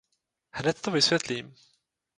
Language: Czech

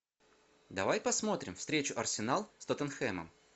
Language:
Russian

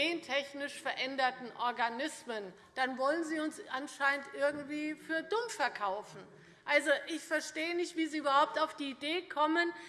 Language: German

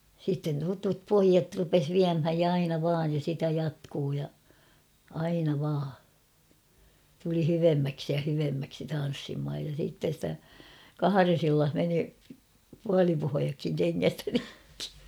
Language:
Finnish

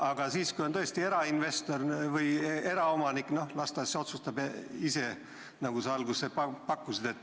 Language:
Estonian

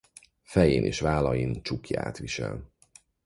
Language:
Hungarian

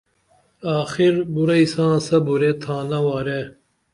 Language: Dameli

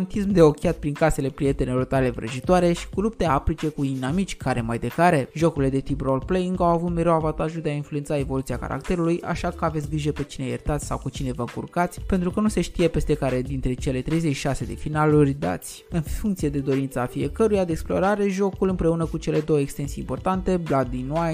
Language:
Romanian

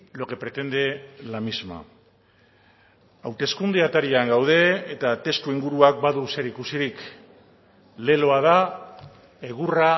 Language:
Basque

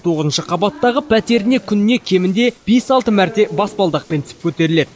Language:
Kazakh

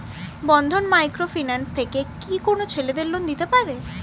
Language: Bangla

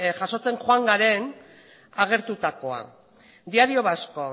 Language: Basque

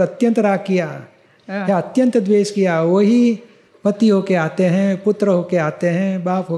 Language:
Gujarati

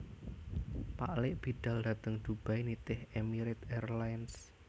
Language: Javanese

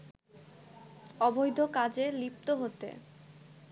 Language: Bangla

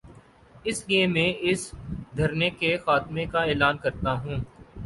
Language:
Urdu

